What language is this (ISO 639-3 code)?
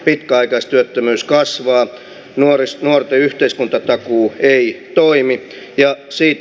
fin